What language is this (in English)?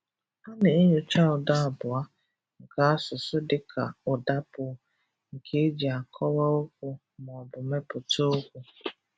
Igbo